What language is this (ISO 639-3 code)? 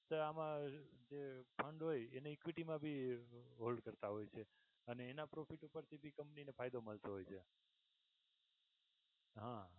guj